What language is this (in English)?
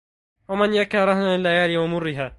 Arabic